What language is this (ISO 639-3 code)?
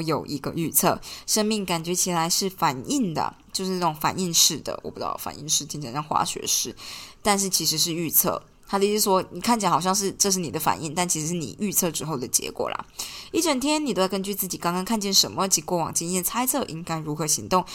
zho